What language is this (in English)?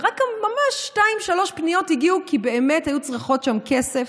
Hebrew